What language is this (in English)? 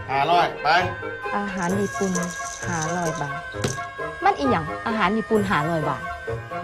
Thai